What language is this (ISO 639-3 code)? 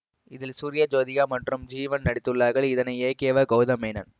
tam